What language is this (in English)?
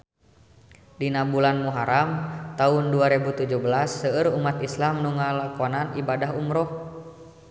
Sundanese